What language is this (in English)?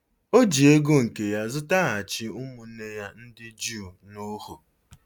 Igbo